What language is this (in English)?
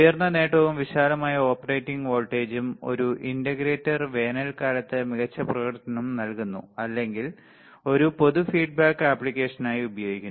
Malayalam